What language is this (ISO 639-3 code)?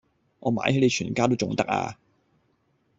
yue